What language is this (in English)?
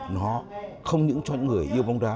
Vietnamese